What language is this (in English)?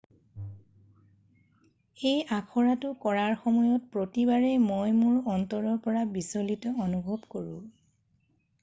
Assamese